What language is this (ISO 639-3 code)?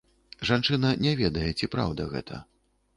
bel